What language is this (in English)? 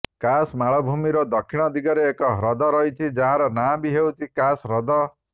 Odia